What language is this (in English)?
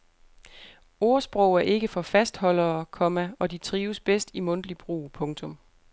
Danish